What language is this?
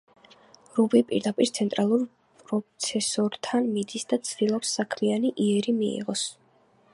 Georgian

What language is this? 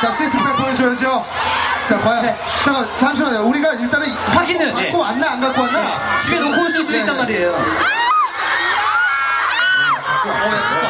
Korean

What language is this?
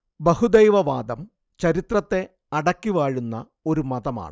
Malayalam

